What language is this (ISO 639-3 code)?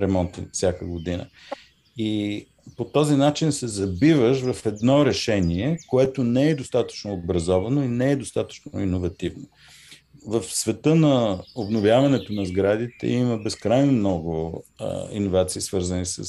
bul